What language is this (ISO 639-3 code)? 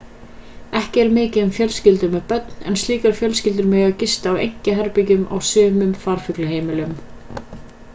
isl